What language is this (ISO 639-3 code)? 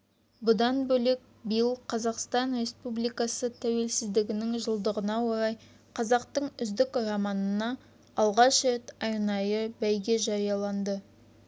kaz